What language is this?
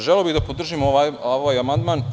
Serbian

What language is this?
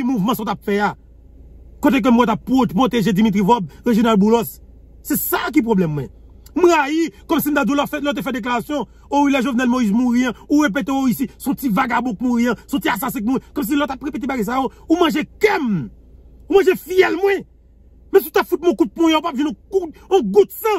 French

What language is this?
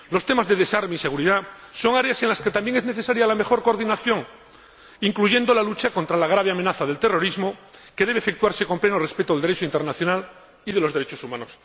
Spanish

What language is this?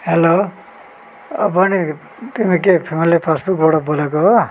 Nepali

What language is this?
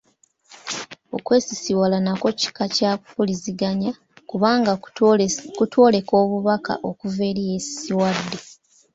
Ganda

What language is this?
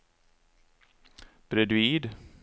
Swedish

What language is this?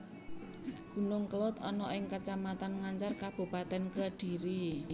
Javanese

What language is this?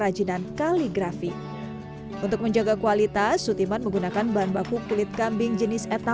Indonesian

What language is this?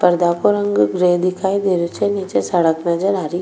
Rajasthani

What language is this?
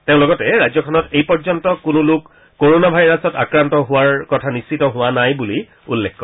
Assamese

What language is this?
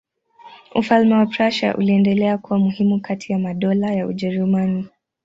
Swahili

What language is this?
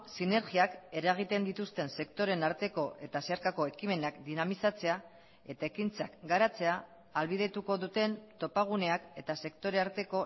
Basque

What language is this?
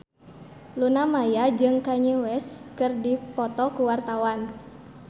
Sundanese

